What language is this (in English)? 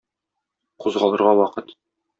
Tatar